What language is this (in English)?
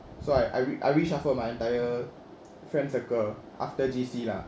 English